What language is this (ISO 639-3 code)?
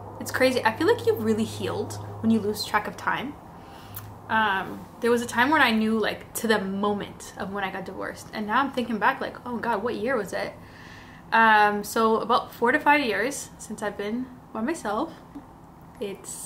eng